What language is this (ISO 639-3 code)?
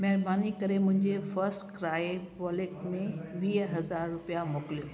snd